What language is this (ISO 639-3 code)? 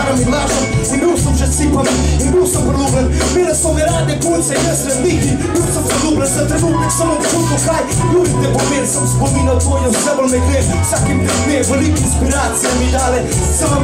pol